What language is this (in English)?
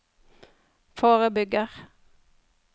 Norwegian